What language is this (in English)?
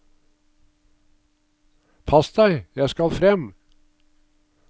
Norwegian